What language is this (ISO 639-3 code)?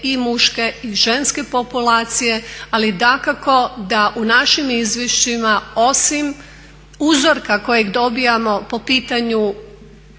hrv